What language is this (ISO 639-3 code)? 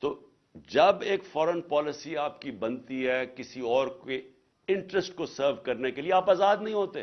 urd